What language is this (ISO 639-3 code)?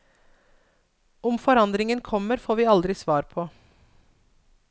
nor